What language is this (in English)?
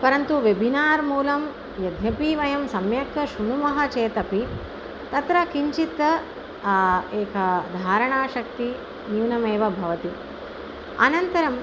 Sanskrit